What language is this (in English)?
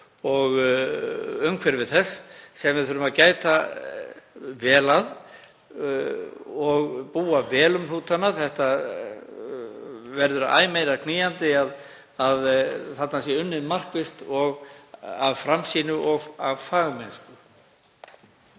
Icelandic